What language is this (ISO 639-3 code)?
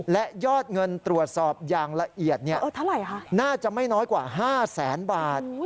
tha